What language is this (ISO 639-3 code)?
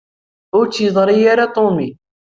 kab